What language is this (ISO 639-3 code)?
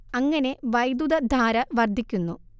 mal